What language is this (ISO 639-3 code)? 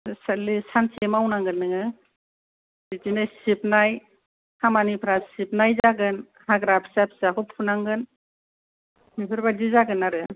brx